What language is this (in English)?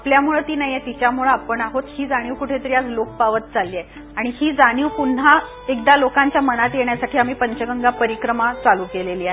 Marathi